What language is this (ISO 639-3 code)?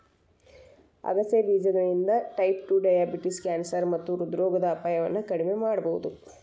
kan